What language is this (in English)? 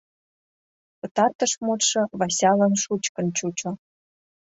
Mari